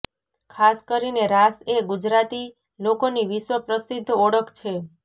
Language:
Gujarati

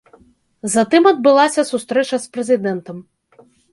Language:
Belarusian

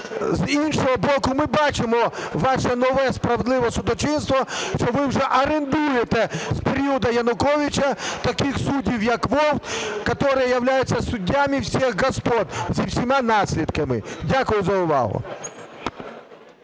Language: Ukrainian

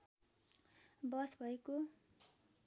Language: Nepali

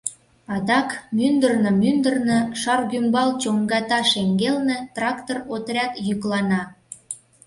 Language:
Mari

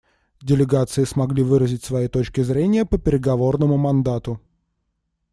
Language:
Russian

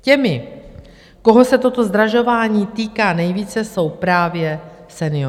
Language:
Czech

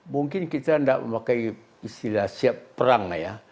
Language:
Indonesian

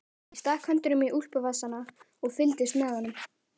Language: Icelandic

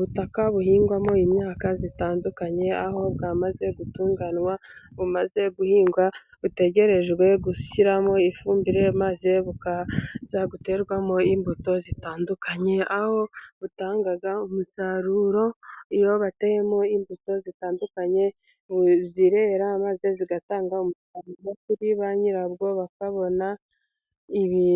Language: Kinyarwanda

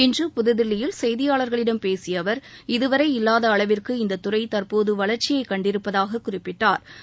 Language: Tamil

